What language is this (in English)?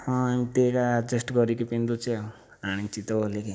Odia